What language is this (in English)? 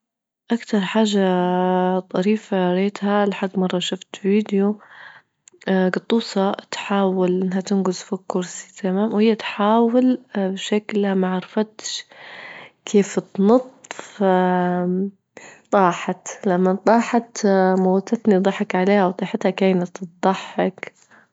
Libyan Arabic